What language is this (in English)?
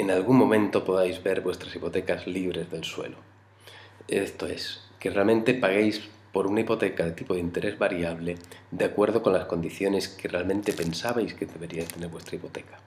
Spanish